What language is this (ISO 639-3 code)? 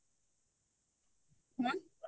ori